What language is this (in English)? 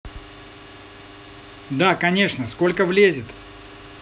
Russian